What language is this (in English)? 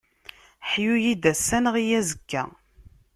Kabyle